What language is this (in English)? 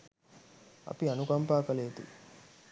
Sinhala